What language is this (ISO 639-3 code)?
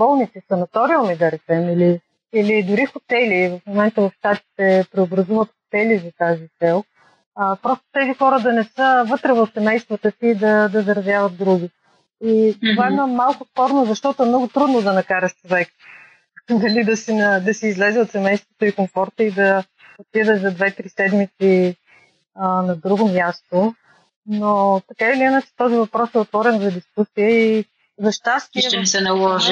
bul